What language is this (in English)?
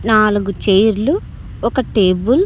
Telugu